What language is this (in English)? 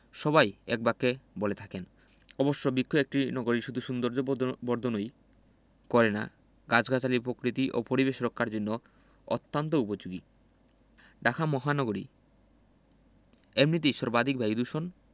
Bangla